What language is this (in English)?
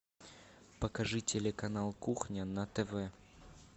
Russian